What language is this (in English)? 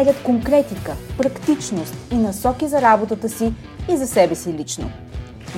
Bulgarian